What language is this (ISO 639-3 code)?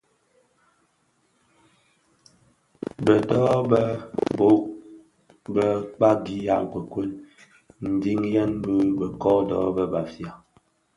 ksf